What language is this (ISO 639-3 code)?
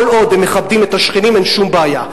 heb